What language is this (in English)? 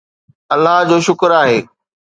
Sindhi